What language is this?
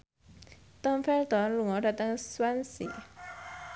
Javanese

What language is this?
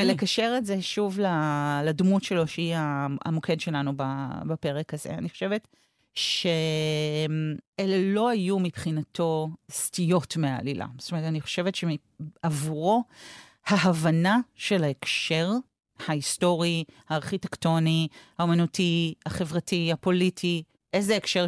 Hebrew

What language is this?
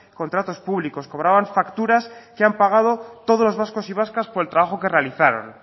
Spanish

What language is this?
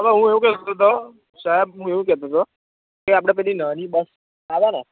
Gujarati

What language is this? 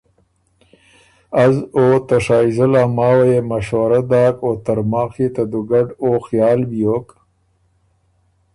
Ormuri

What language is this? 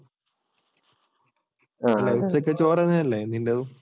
Malayalam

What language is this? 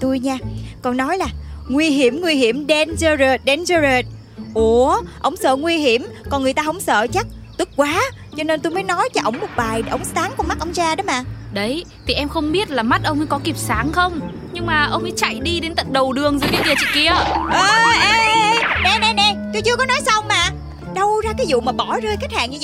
Vietnamese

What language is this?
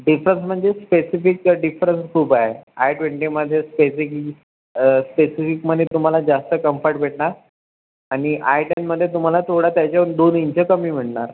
Marathi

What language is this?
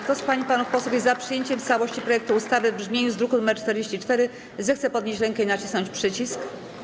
Polish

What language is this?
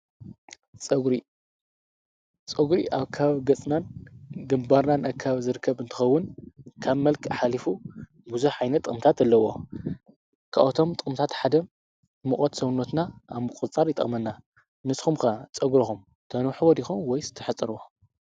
Tigrinya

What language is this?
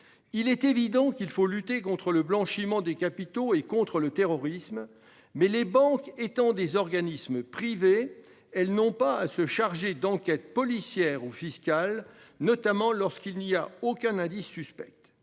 French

